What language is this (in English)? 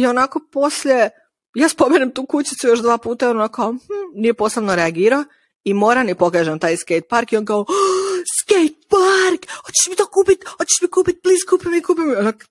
Croatian